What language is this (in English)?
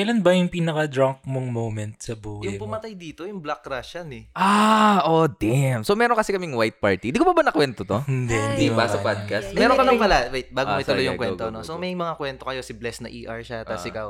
Filipino